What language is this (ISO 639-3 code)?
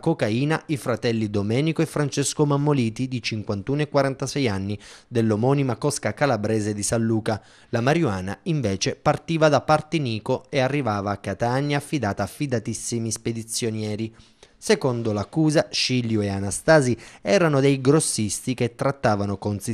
ita